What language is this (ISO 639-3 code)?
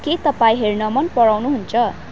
nep